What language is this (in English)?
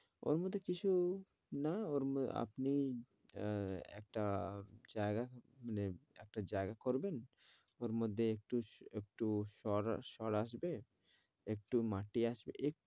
Bangla